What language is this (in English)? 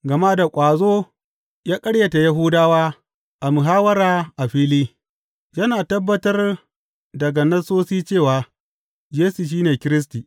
Hausa